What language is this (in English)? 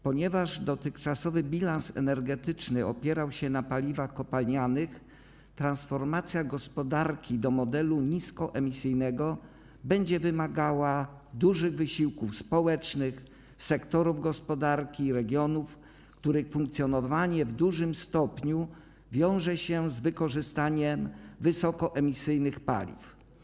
Polish